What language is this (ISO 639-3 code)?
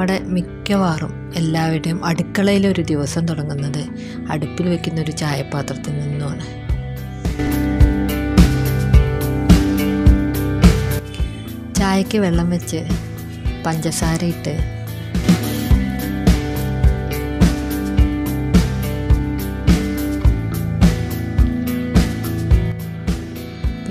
hin